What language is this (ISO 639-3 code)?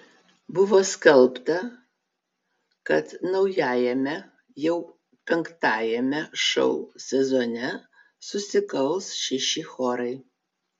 lit